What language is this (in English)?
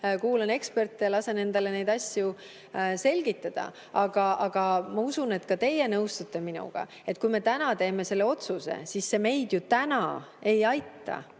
Estonian